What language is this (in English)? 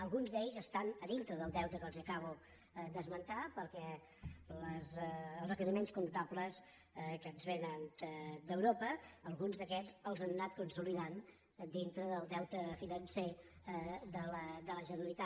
Catalan